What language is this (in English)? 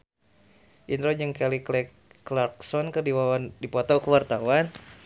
Sundanese